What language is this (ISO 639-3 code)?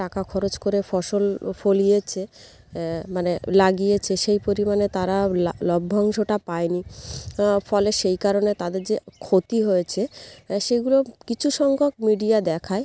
ben